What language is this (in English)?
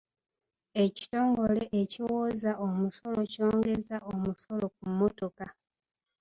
Ganda